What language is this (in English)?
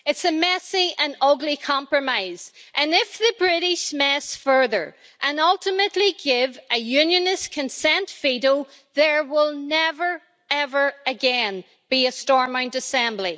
English